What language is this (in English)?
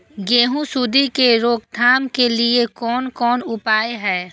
Maithili